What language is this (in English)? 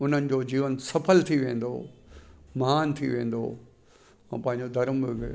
Sindhi